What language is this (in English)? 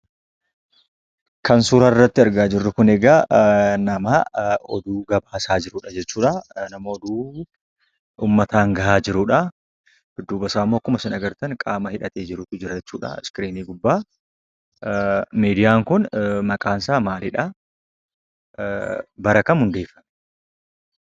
Oromo